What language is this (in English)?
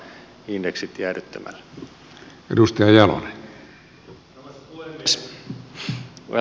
Finnish